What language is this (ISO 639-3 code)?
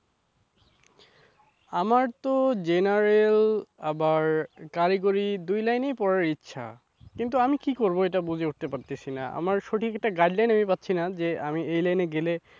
ben